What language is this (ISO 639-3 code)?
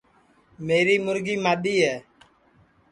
ssi